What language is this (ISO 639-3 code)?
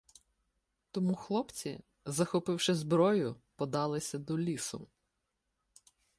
ukr